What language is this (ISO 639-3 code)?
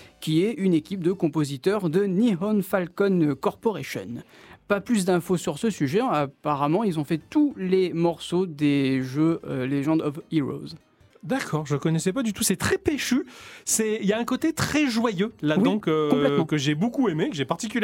fra